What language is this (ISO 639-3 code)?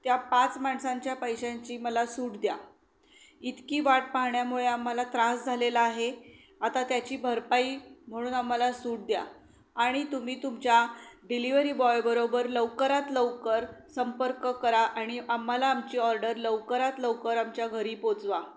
mar